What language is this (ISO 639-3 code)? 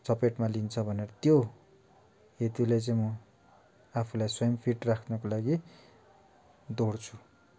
nep